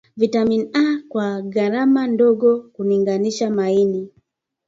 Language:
Swahili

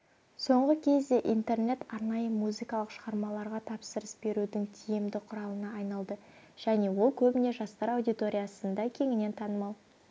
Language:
Kazakh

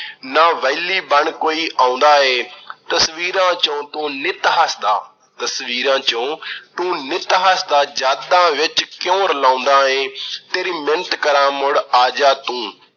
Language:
Punjabi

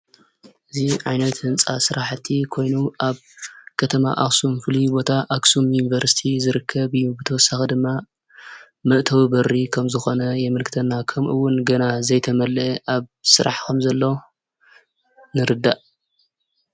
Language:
Tigrinya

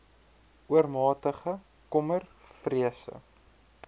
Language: Afrikaans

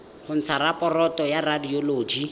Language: Tswana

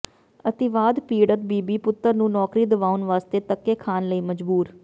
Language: Punjabi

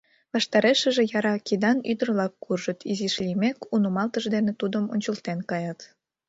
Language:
Mari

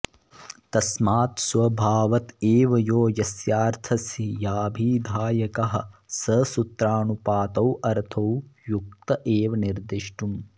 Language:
Sanskrit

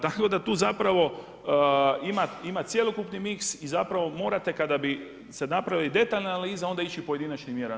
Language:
Croatian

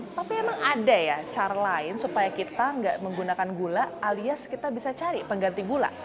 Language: Indonesian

